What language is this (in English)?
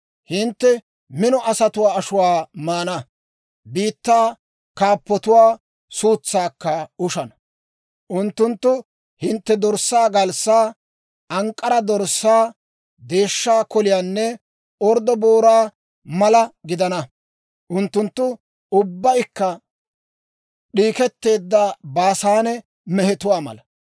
Dawro